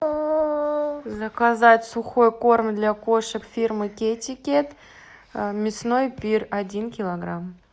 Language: Russian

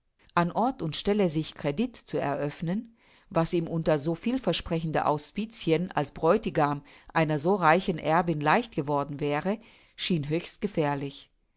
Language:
German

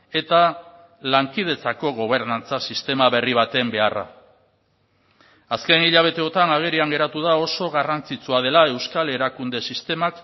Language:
Basque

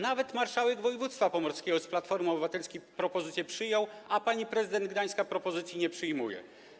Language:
Polish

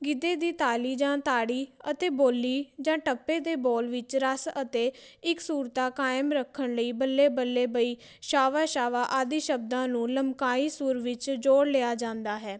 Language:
Punjabi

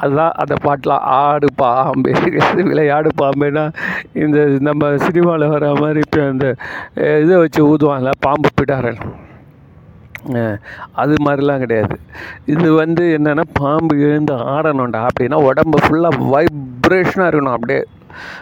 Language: Tamil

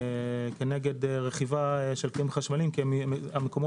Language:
Hebrew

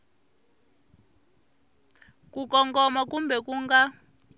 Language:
Tsonga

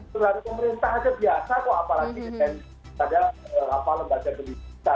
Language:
Indonesian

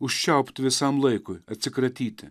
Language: Lithuanian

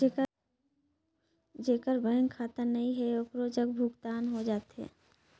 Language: Chhattisgarhi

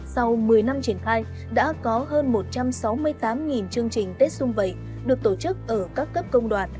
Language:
Vietnamese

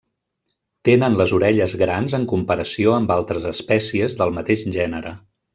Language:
Catalan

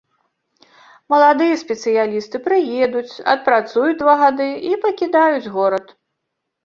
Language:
Belarusian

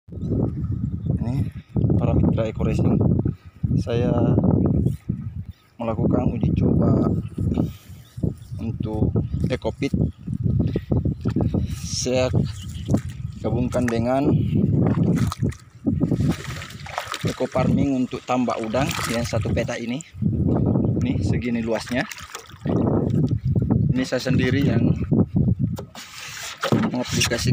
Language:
Indonesian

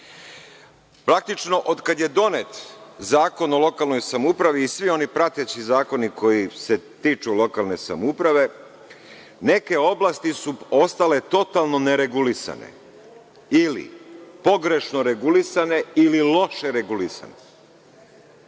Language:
Serbian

